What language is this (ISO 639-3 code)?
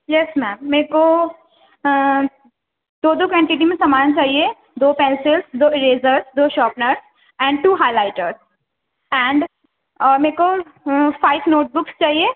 urd